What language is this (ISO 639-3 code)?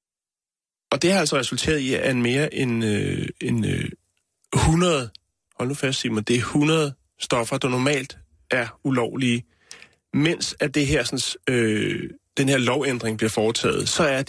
dan